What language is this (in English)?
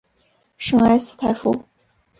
Chinese